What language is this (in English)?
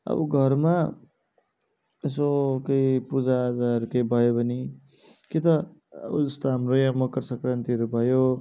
Nepali